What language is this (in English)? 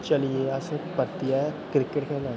Dogri